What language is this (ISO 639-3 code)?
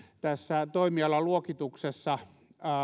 fin